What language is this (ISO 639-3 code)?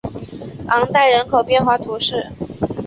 zho